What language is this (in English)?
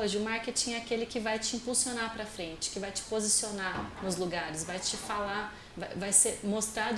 Portuguese